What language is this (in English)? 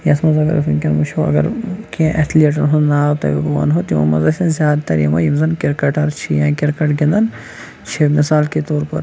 Kashmiri